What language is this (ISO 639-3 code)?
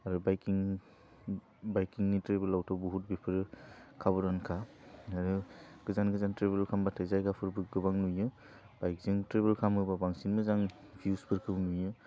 brx